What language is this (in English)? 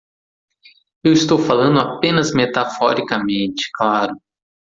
Portuguese